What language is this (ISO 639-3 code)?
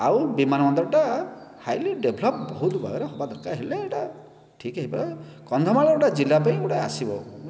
ori